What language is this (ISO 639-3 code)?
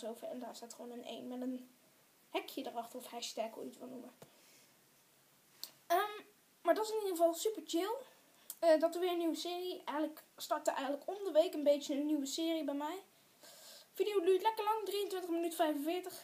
nld